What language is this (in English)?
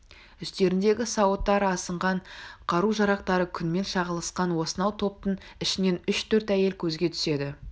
Kazakh